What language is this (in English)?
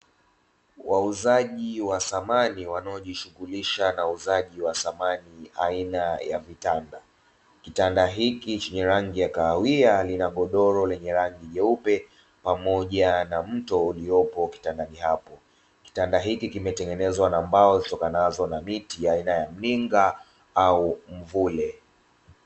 Swahili